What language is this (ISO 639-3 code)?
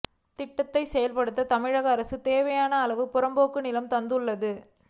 tam